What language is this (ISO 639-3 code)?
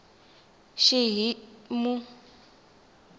tso